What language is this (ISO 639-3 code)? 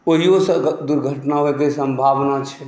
mai